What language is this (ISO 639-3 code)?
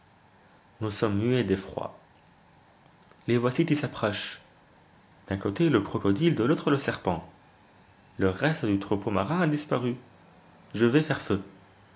fra